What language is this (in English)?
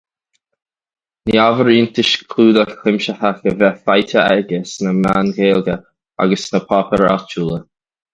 Irish